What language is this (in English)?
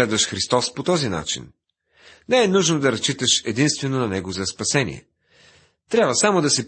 Bulgarian